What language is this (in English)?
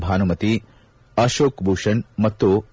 Kannada